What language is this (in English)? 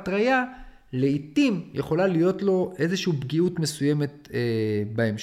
Hebrew